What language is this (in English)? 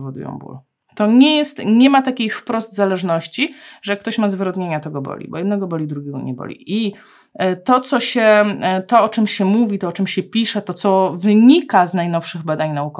Polish